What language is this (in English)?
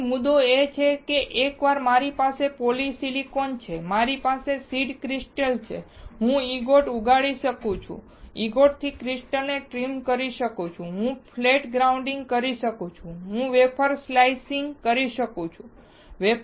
Gujarati